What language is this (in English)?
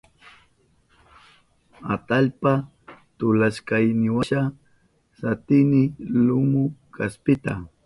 Southern Pastaza Quechua